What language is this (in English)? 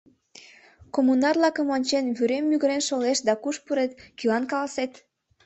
Mari